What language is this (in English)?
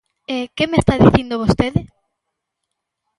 Galician